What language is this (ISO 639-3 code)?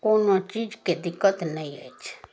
mai